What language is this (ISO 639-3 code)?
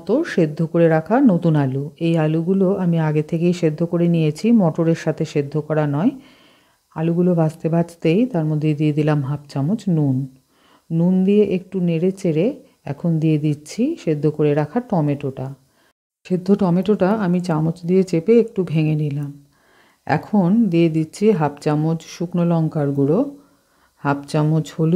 ben